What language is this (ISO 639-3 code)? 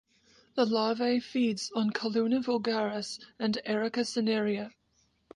eng